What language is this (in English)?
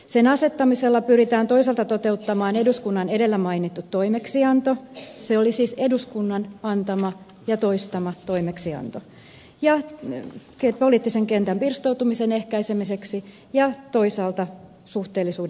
Finnish